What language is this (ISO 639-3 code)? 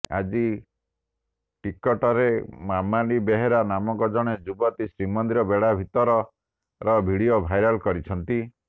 ori